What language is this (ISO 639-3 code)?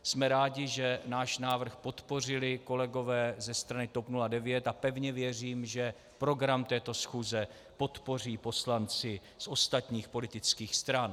ces